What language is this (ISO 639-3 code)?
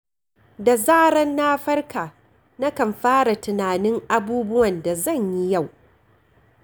hau